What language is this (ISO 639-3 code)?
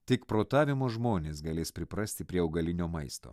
lit